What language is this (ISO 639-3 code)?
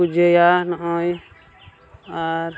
sat